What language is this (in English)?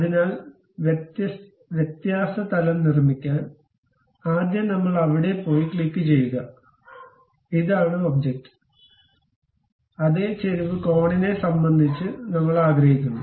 Malayalam